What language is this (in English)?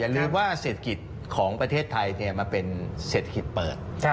Thai